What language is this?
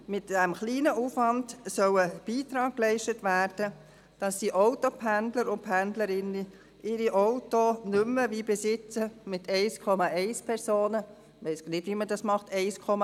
Swiss German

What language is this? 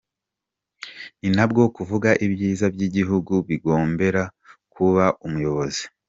Kinyarwanda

